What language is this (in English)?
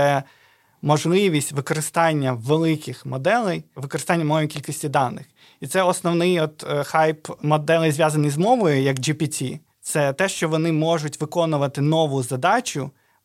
Ukrainian